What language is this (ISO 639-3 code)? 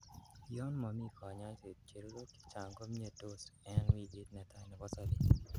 kln